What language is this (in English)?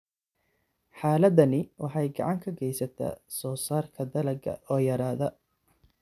Somali